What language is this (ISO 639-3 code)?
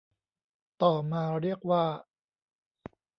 tha